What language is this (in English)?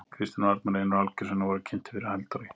Icelandic